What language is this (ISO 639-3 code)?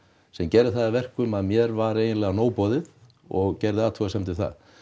isl